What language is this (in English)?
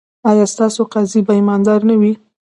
Pashto